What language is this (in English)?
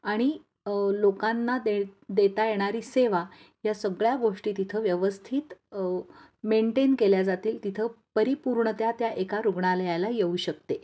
Marathi